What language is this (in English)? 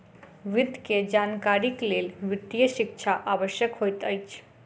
Maithili